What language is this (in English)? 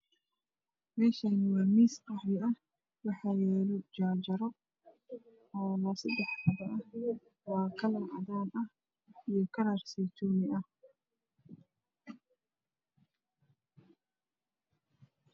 Somali